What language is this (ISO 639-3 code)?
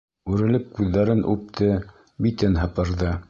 bak